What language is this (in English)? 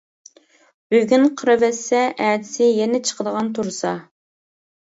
Uyghur